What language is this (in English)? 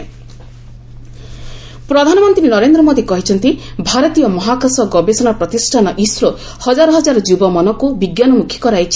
Odia